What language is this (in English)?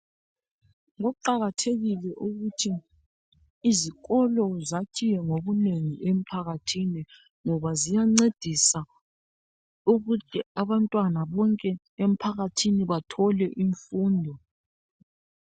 North Ndebele